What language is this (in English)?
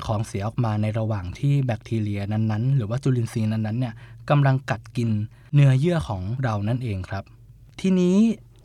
Thai